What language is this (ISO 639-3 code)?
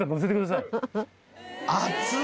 jpn